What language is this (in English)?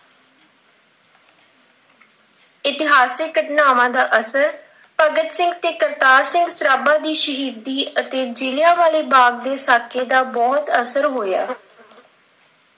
Punjabi